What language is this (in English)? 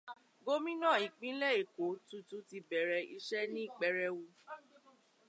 Yoruba